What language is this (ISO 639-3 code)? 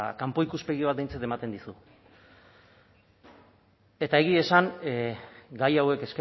eus